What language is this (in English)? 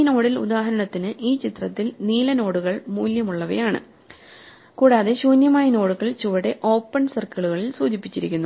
Malayalam